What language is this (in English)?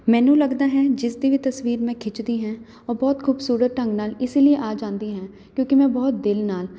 Punjabi